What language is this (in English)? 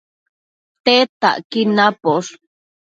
Matsés